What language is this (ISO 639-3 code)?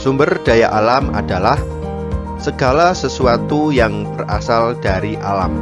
ind